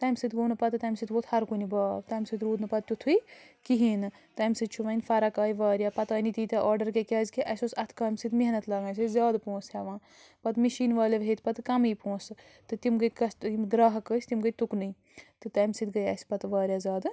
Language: Kashmiri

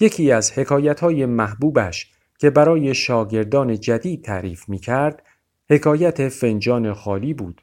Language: Persian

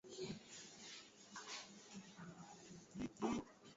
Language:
Swahili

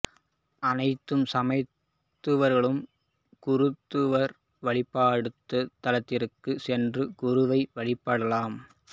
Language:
Tamil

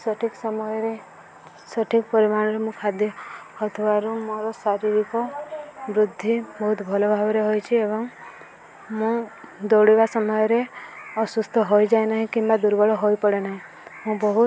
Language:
Odia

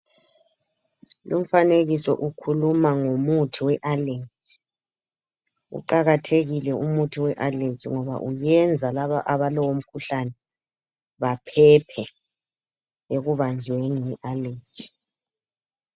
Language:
North Ndebele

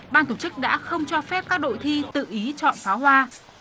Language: Vietnamese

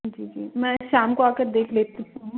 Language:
Hindi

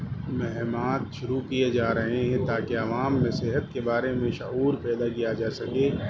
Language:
Urdu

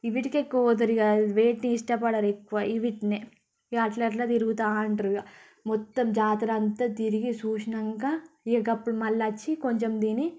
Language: Telugu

